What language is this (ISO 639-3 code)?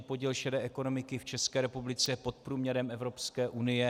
ces